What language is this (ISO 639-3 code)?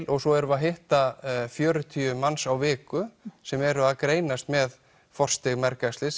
isl